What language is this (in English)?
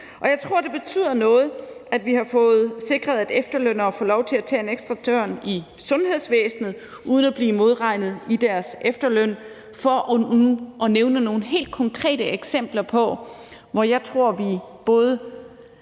Danish